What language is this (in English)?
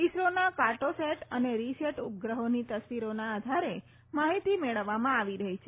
Gujarati